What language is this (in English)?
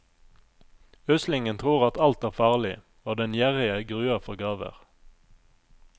Norwegian